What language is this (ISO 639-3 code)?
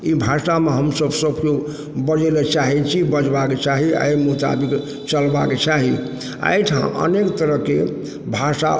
mai